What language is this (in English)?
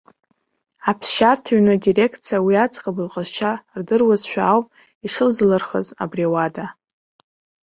Abkhazian